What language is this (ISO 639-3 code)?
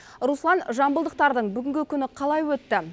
kaz